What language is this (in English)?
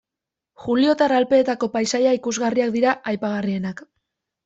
Basque